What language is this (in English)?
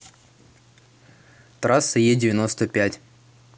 Russian